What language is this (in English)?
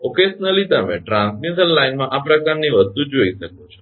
Gujarati